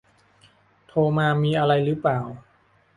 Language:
Thai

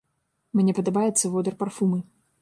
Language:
Belarusian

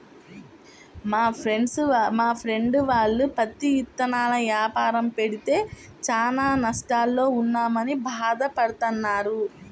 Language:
Telugu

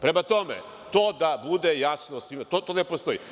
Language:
Serbian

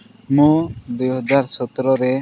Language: Odia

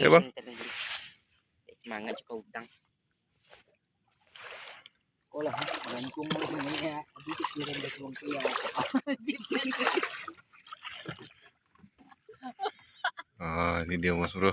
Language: Indonesian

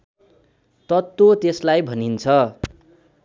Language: Nepali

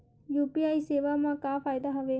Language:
Chhattisgarhi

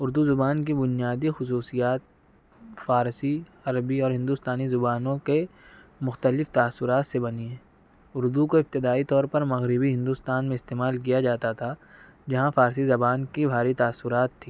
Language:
Urdu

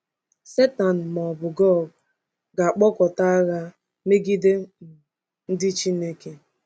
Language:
Igbo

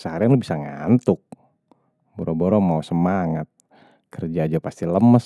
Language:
Betawi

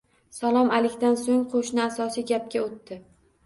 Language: Uzbek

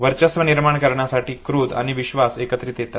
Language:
Marathi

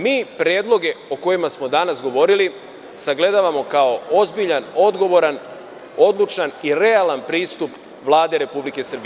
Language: Serbian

